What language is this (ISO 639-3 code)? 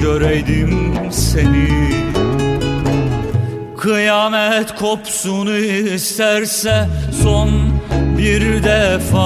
tur